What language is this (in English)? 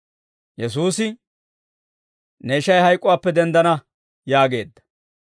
Dawro